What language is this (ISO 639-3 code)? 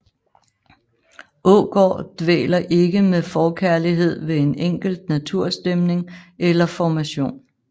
dan